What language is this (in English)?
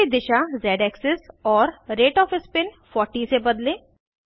Hindi